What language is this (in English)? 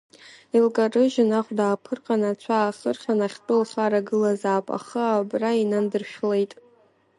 Abkhazian